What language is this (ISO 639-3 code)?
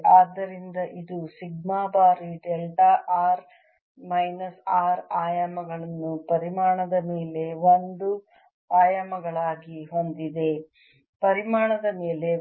kan